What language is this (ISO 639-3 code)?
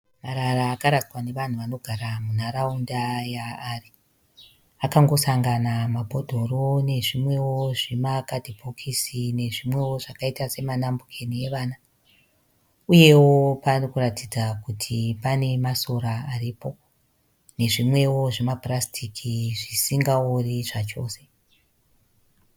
sna